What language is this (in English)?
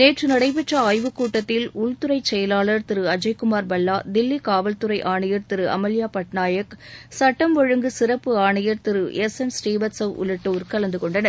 Tamil